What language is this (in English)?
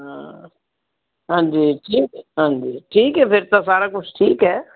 Punjabi